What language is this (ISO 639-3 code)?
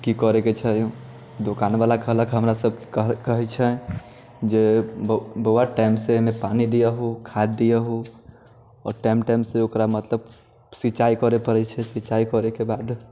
mai